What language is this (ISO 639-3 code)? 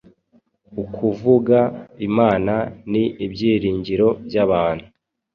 kin